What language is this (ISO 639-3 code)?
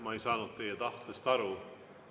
est